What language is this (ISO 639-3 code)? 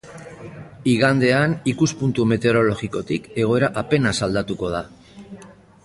eus